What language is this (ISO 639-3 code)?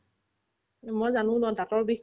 asm